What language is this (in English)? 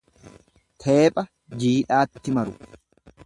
Oromo